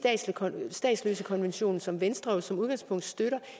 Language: Danish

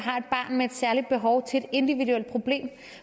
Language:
Danish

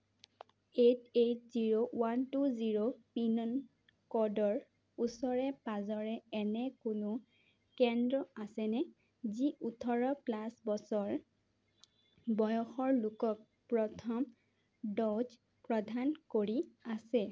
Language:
Assamese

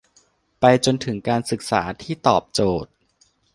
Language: Thai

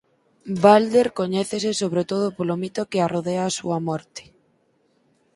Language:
Galician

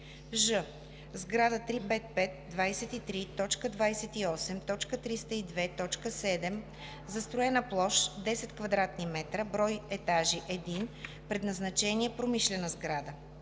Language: Bulgarian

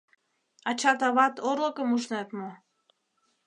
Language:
Mari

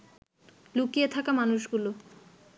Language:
Bangla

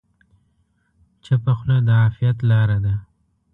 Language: Pashto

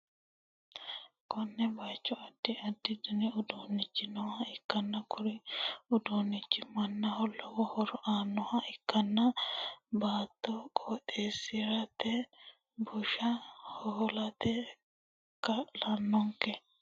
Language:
Sidamo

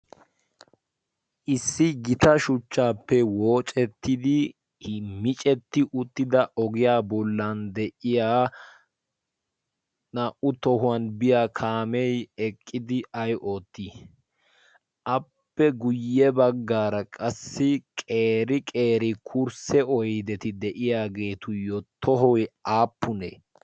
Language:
Wolaytta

